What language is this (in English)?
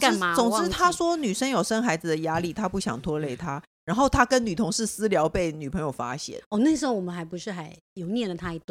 Chinese